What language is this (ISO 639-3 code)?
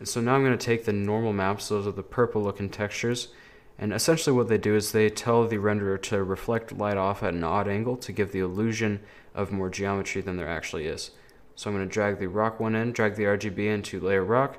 eng